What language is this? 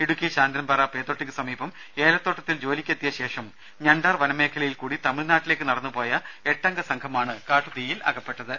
Malayalam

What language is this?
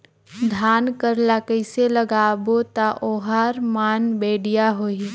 Chhattisgarhi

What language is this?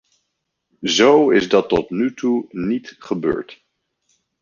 Dutch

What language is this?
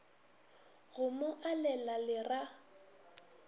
Northern Sotho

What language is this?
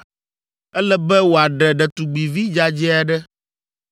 Ewe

